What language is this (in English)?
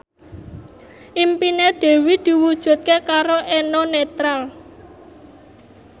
Javanese